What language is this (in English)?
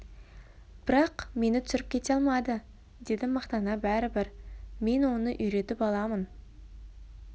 Kazakh